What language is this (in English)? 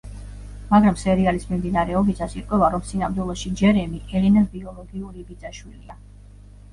Georgian